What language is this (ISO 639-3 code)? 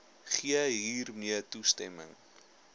afr